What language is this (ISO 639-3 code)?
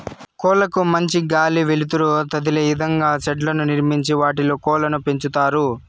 tel